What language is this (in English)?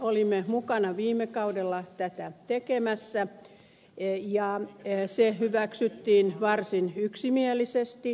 Finnish